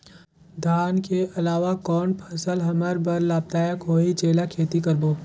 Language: Chhattisgarhi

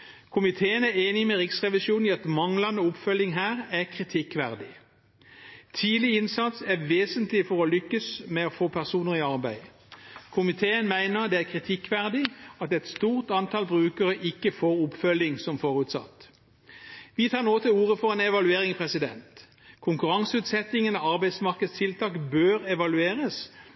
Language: Norwegian Bokmål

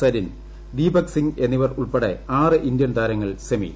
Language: Malayalam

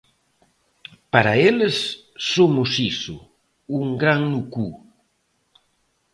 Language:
Galician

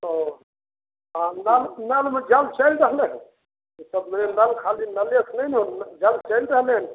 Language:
Maithili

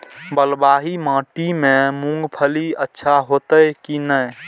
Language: Maithili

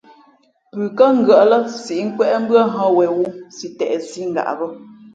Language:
Fe'fe'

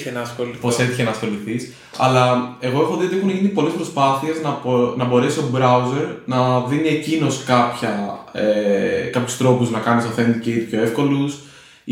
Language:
Greek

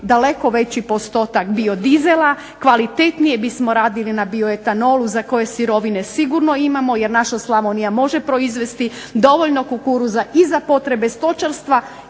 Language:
Croatian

